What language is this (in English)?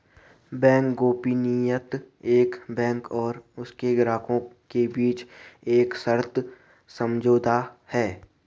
Hindi